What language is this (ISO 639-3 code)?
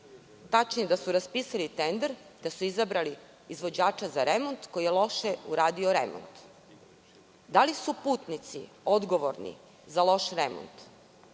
srp